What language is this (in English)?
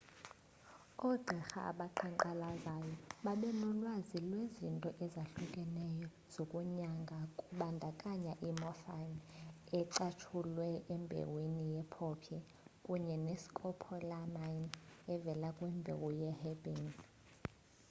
Xhosa